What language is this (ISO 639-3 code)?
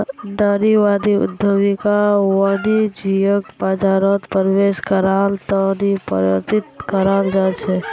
mag